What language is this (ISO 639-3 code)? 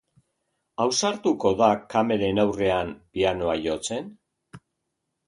eus